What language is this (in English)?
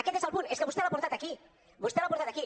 Catalan